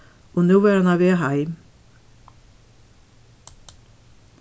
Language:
Faroese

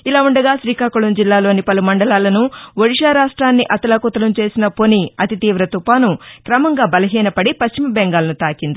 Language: Telugu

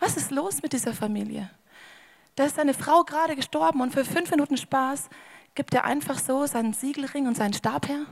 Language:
German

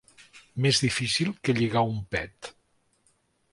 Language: Catalan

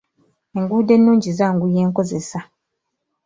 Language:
Ganda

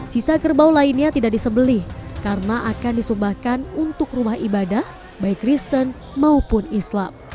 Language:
Indonesian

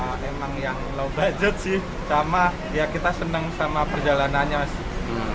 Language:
Indonesian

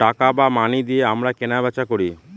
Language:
Bangla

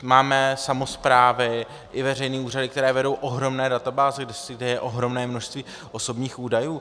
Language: Czech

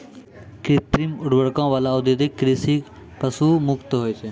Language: Maithili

